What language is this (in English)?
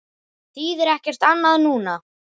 Icelandic